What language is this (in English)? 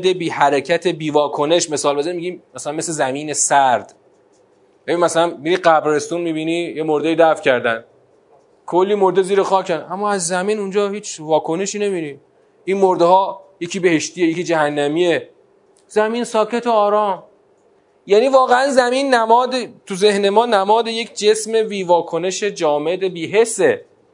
Persian